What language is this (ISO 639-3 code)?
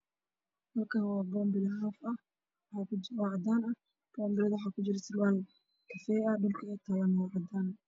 som